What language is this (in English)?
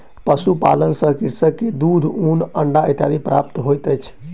Maithili